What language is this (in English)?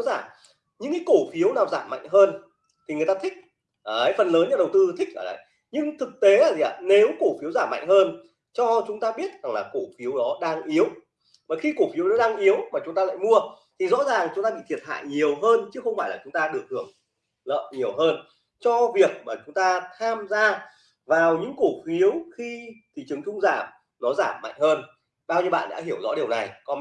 Vietnamese